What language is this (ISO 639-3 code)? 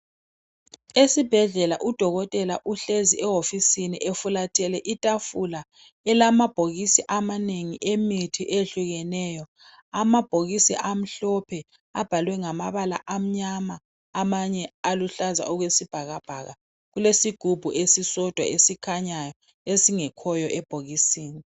nde